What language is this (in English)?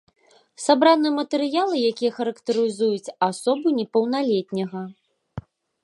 Belarusian